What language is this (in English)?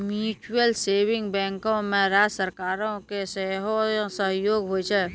Maithili